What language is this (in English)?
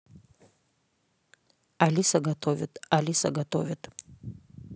Russian